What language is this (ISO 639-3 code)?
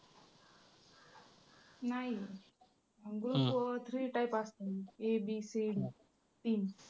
mar